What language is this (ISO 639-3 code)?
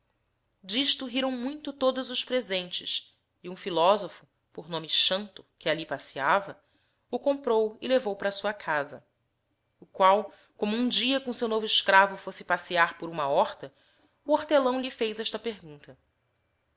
por